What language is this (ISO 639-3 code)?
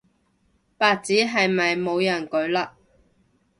yue